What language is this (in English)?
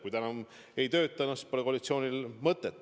Estonian